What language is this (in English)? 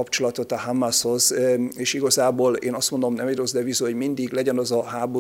Hungarian